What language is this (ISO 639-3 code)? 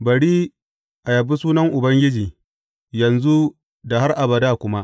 hau